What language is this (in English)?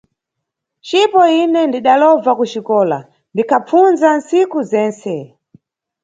Nyungwe